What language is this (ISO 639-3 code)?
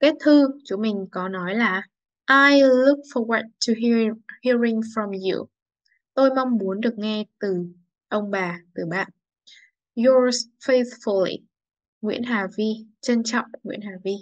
vie